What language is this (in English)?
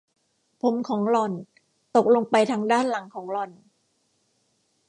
Thai